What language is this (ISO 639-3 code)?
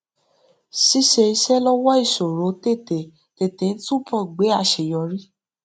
yor